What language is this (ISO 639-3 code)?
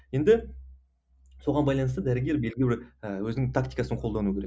kaz